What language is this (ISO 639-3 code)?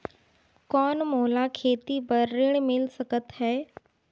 hne